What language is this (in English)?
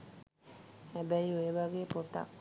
Sinhala